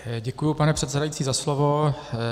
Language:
Czech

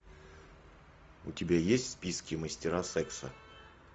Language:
Russian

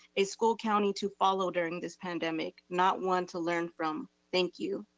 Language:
English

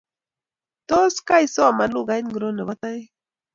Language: Kalenjin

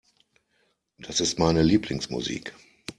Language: German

